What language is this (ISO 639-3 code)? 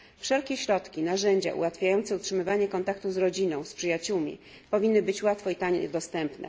pol